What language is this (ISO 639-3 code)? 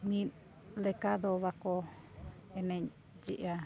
sat